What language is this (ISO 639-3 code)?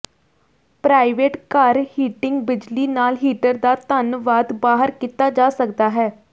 pan